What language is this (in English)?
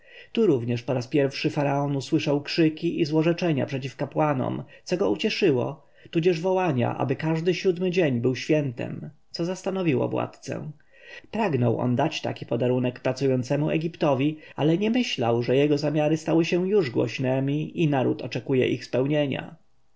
Polish